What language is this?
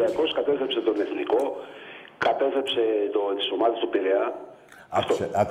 Greek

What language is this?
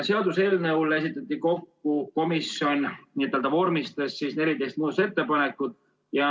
Estonian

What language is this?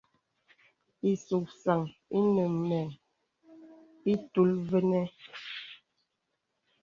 Bebele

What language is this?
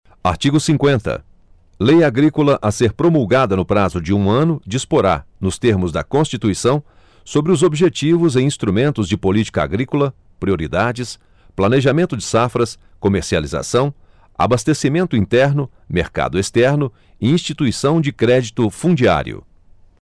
Portuguese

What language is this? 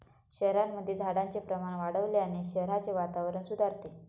Marathi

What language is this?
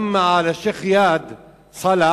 Hebrew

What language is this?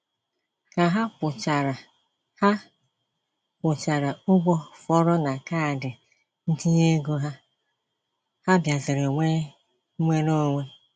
Igbo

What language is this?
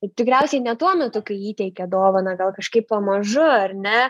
Lithuanian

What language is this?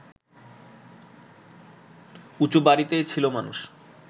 Bangla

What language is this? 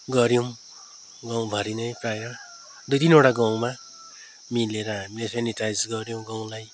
Nepali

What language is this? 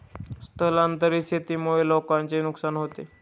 Marathi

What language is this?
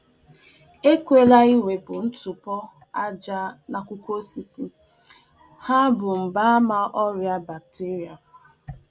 Igbo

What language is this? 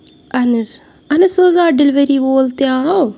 Kashmiri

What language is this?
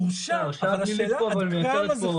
Hebrew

